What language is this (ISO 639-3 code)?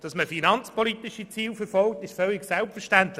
gsw